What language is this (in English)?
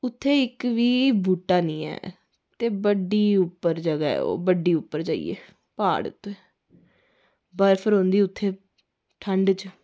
Dogri